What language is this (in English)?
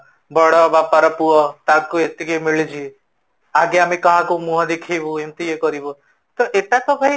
Odia